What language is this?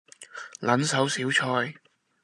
Cantonese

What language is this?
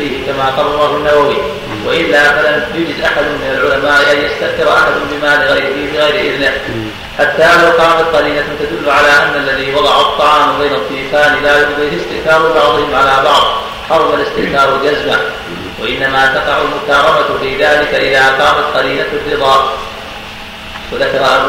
Arabic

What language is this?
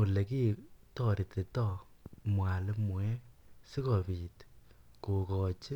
Kalenjin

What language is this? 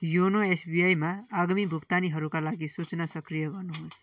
Nepali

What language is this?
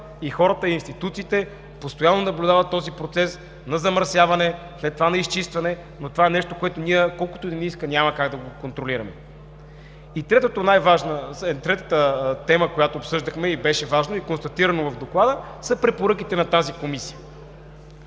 Bulgarian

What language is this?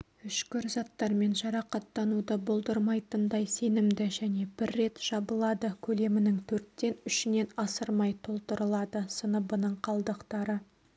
Kazakh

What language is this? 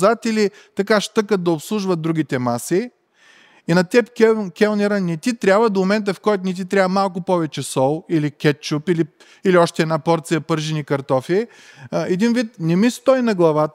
Bulgarian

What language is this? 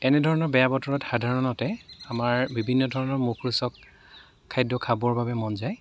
Assamese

